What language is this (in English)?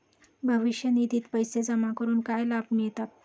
Marathi